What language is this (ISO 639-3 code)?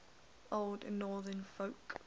eng